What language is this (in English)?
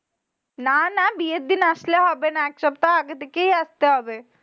Bangla